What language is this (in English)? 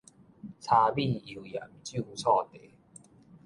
Min Nan Chinese